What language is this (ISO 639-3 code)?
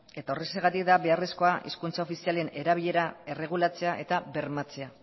eus